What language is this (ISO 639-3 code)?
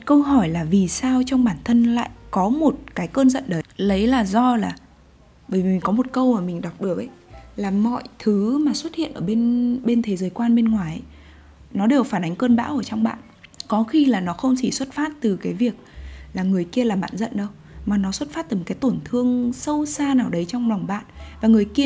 vie